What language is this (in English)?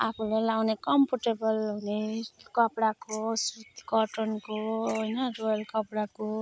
Nepali